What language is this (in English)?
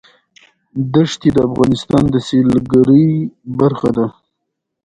Pashto